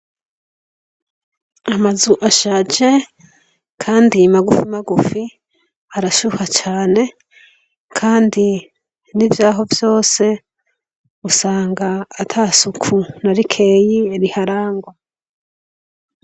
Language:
Rundi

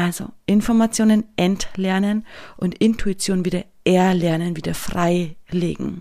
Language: German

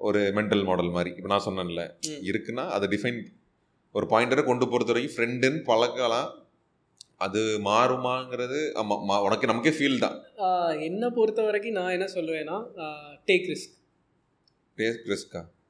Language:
Tamil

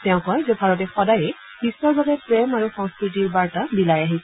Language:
Assamese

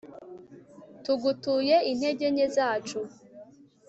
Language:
Kinyarwanda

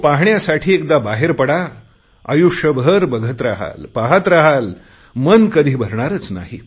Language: Marathi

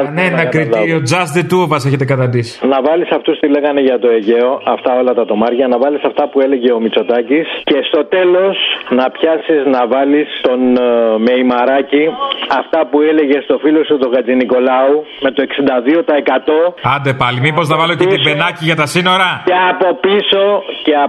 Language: Greek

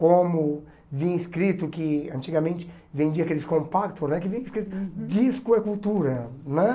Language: Portuguese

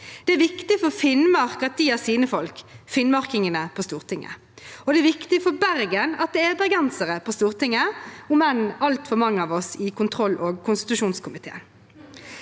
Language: Norwegian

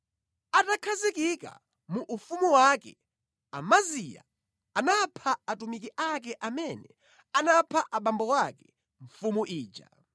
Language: Nyanja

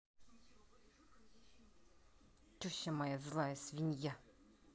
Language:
Russian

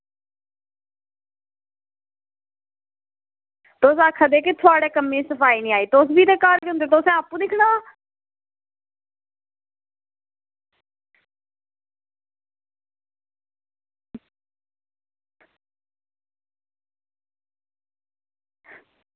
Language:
Dogri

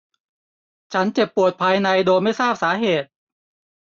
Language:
Thai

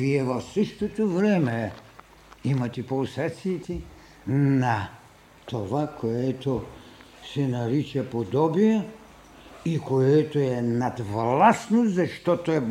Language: Bulgarian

